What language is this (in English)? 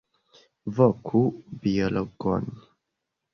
Esperanto